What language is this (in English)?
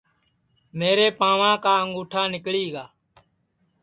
Sansi